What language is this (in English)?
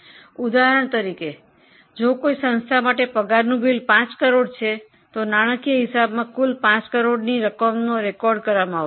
Gujarati